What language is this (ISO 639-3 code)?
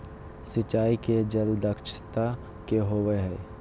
mag